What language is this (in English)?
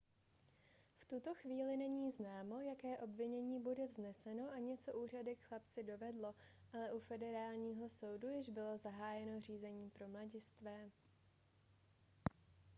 Czech